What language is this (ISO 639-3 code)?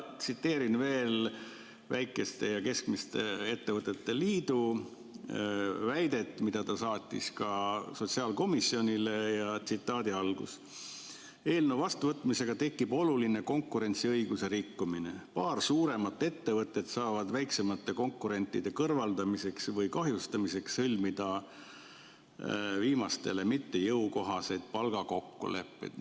est